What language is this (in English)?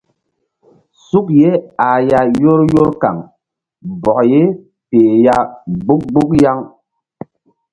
Mbum